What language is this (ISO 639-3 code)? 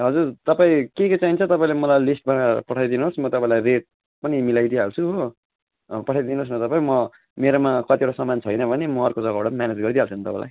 nep